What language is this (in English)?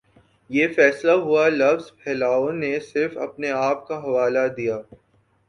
Urdu